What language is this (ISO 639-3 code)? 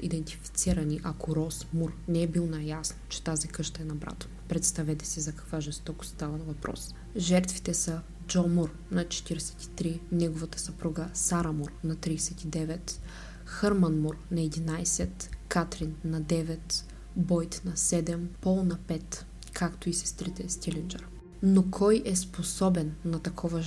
bul